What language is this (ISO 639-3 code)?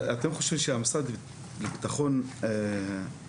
heb